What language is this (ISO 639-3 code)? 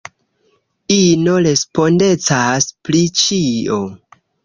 epo